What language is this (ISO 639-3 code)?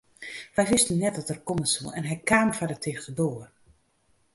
fry